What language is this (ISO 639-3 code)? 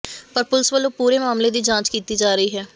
pan